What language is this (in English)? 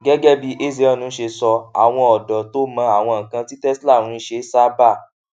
Yoruba